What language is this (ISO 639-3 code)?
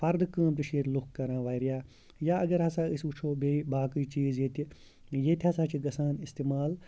kas